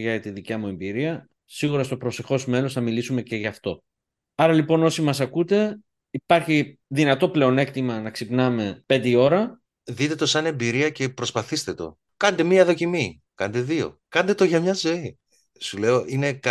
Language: Greek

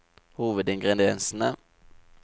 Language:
Norwegian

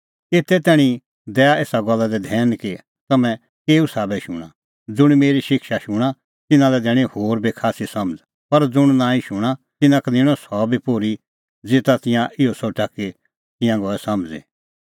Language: Kullu Pahari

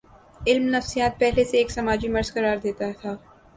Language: Urdu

